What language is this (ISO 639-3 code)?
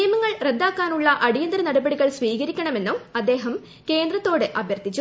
mal